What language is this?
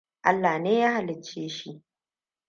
Hausa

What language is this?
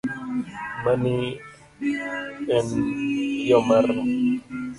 Luo (Kenya and Tanzania)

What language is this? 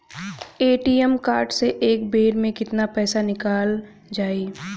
Bhojpuri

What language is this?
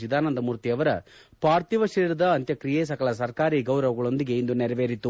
Kannada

